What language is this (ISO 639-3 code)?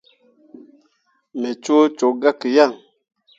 mua